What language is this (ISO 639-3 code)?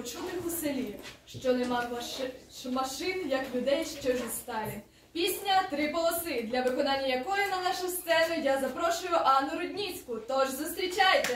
ukr